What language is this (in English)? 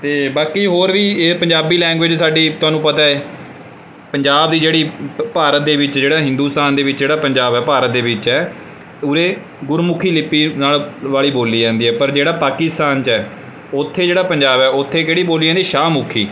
Punjabi